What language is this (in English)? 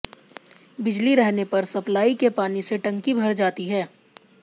Hindi